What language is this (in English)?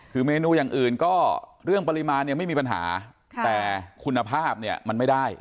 Thai